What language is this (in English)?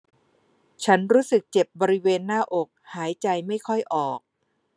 Thai